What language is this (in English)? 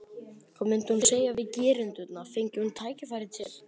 Icelandic